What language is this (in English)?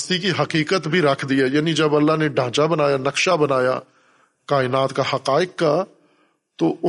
Urdu